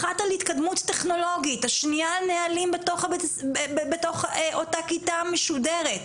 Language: Hebrew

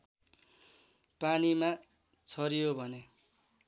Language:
Nepali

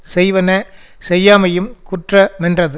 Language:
Tamil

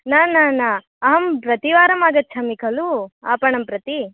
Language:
Sanskrit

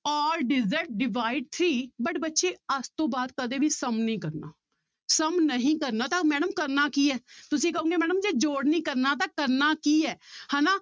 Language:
Punjabi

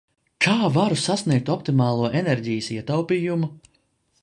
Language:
Latvian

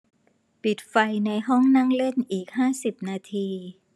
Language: Thai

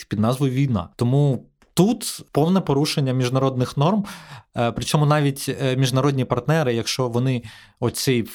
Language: Ukrainian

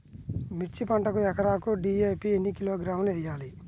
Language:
Telugu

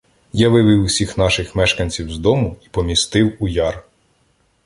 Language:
Ukrainian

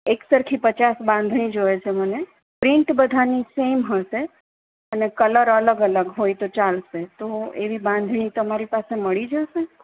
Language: Gujarati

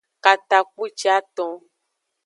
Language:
Aja (Benin)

